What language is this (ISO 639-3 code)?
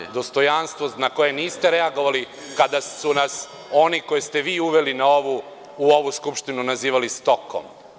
srp